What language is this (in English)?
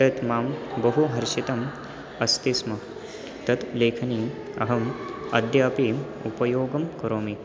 Sanskrit